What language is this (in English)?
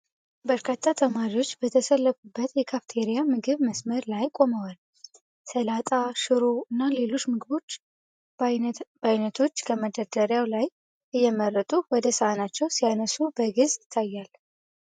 Amharic